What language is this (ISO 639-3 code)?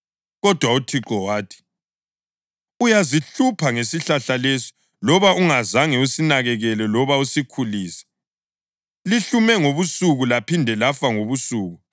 nde